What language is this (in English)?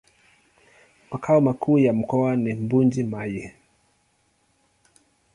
Swahili